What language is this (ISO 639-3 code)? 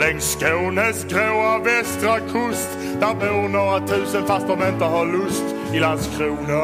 swe